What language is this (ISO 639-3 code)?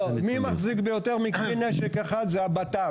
heb